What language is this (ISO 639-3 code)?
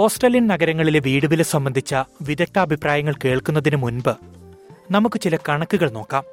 mal